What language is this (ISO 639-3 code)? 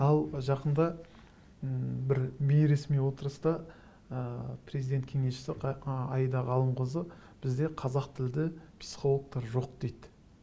kaz